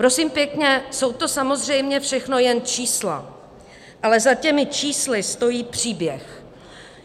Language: Czech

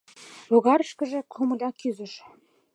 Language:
Mari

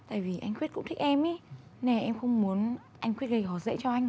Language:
Vietnamese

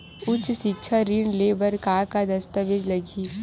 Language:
Chhattisgarhi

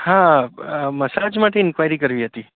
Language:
Gujarati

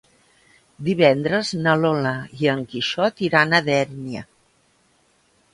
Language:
Catalan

